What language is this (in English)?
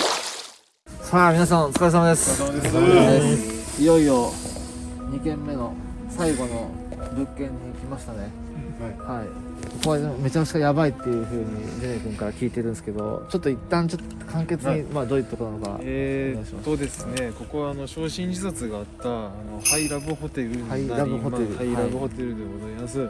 Japanese